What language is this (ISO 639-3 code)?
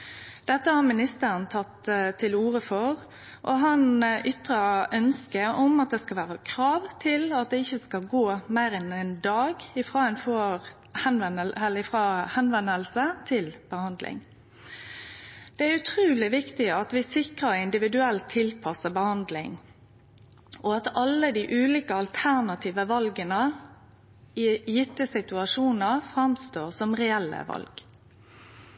nno